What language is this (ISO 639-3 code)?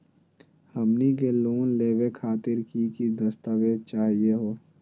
mag